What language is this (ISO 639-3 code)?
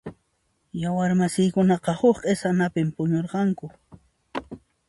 qxp